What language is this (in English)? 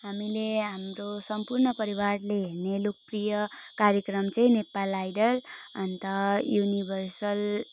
Nepali